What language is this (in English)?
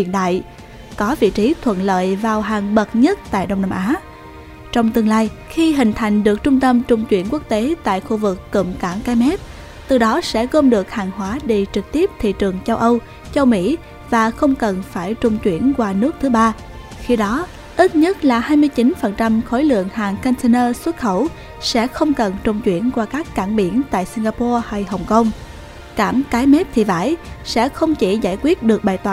Vietnamese